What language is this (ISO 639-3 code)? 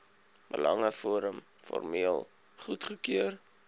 afr